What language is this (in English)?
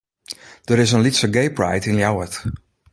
Western Frisian